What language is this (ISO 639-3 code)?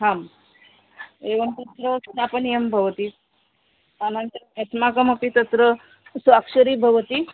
san